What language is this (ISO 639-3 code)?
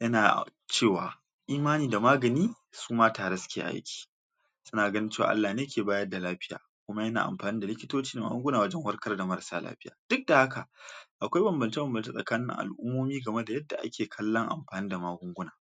hau